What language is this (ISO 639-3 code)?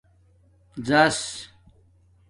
dmk